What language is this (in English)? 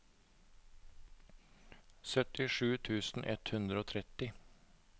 Norwegian